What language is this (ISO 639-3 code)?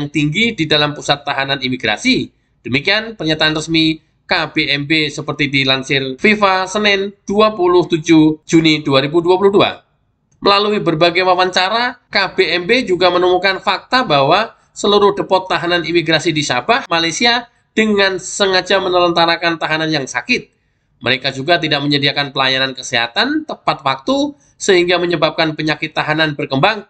ind